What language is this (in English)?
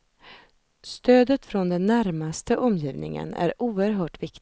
Swedish